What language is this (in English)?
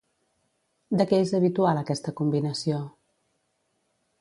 Catalan